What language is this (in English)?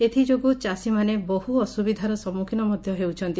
Odia